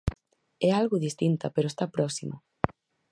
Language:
Galician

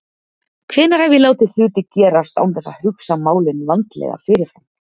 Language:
Icelandic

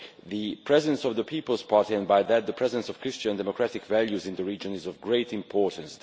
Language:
English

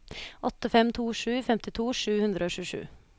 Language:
Norwegian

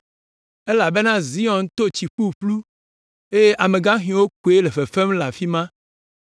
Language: Ewe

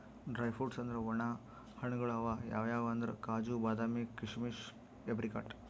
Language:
Kannada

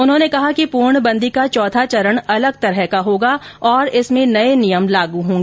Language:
Hindi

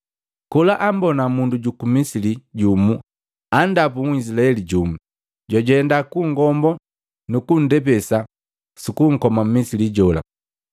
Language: Matengo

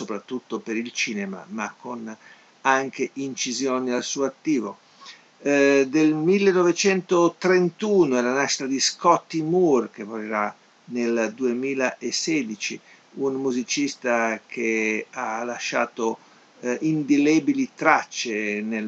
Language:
Italian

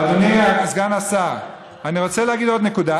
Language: Hebrew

